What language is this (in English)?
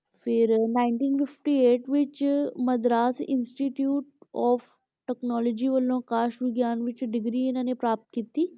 Punjabi